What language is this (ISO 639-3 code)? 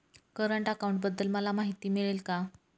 mar